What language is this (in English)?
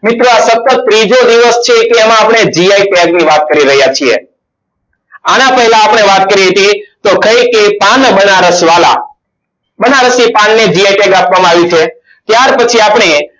Gujarati